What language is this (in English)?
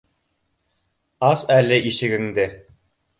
Bashkir